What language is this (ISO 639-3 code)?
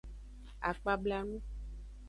ajg